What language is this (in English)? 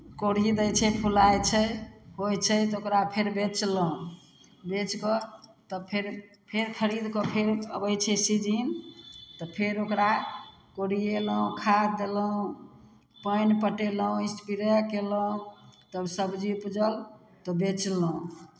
Maithili